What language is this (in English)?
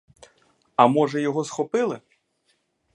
Ukrainian